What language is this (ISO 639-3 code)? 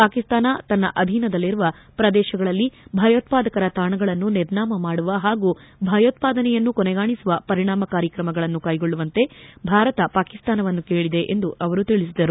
kan